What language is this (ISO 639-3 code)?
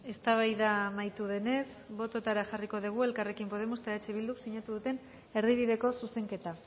eus